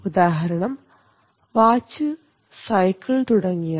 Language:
Malayalam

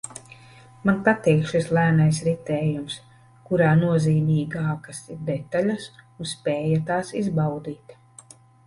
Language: Latvian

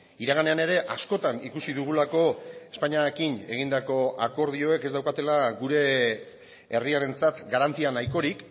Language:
Basque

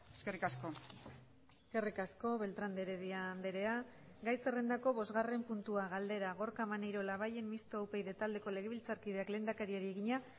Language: Basque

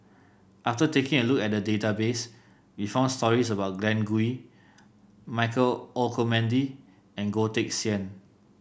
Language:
English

